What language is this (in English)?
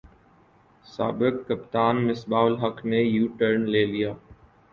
Urdu